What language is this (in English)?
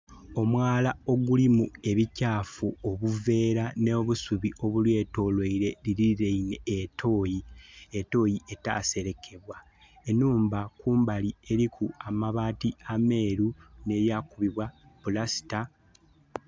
Soga